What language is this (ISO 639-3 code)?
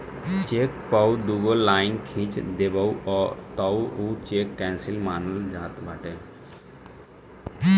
bho